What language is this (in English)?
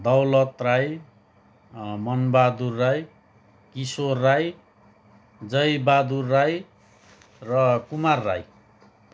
Nepali